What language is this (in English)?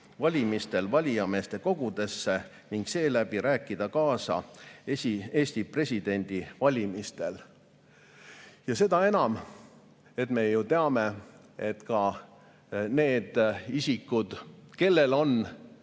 Estonian